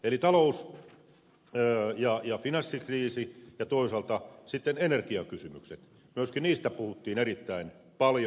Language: Finnish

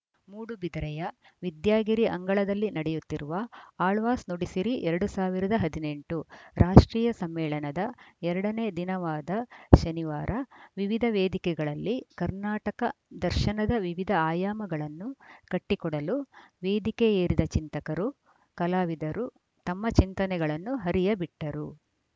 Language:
Kannada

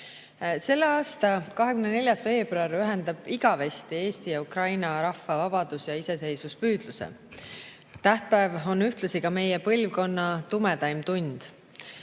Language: Estonian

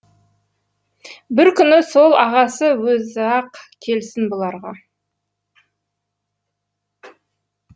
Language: Kazakh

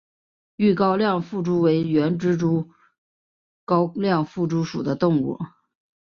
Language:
Chinese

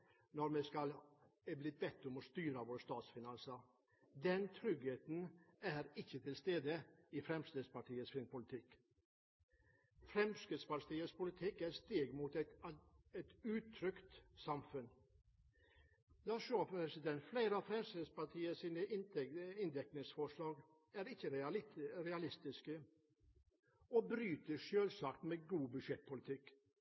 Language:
Norwegian Bokmål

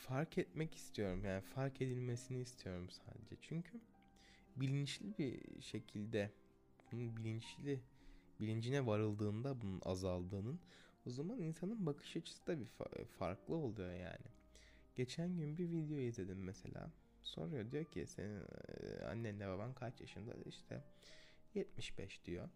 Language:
Turkish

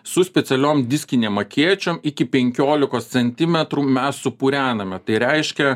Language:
Lithuanian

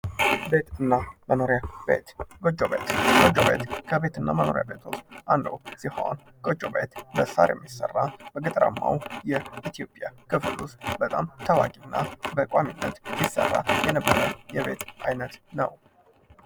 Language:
Amharic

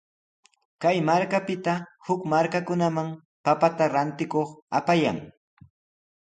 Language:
Sihuas Ancash Quechua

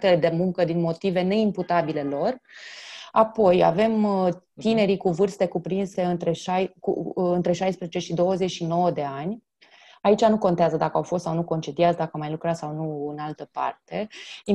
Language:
Romanian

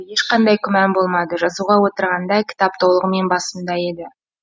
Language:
Kazakh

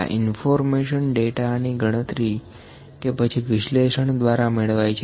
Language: Gujarati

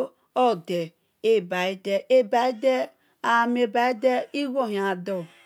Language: Esan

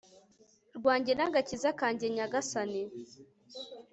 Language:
Kinyarwanda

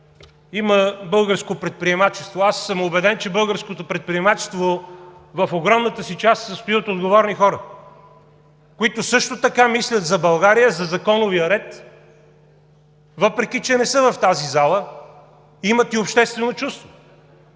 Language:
Bulgarian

